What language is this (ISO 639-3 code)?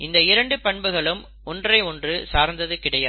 tam